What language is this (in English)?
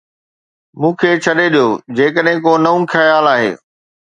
Sindhi